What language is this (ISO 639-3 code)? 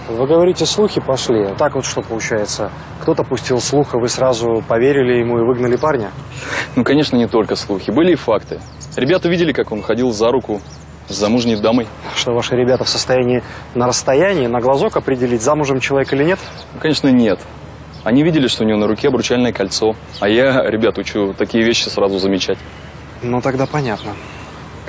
rus